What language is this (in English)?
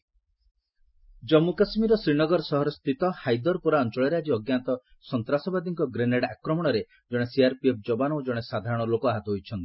Odia